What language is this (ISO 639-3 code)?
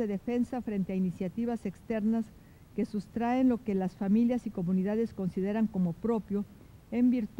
spa